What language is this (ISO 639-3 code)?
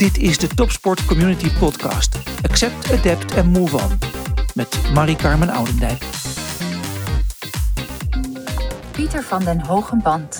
nld